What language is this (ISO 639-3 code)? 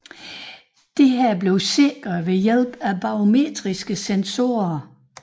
dan